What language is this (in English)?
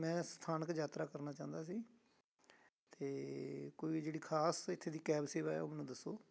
Punjabi